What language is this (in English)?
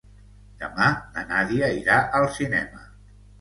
Catalan